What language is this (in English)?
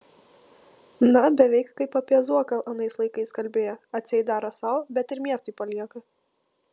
Lithuanian